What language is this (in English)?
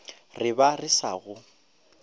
Northern Sotho